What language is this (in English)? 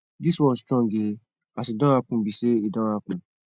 Nigerian Pidgin